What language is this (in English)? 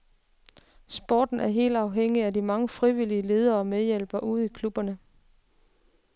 Danish